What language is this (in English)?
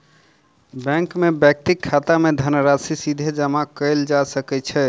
Maithili